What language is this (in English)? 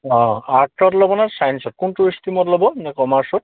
Assamese